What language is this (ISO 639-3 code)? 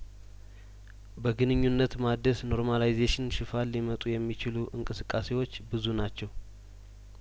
amh